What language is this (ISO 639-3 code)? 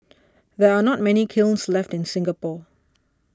eng